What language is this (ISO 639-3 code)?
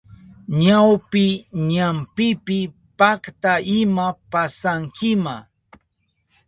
qup